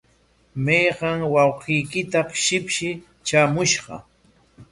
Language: Corongo Ancash Quechua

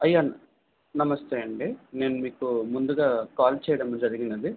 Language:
Telugu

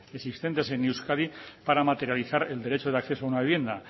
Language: Spanish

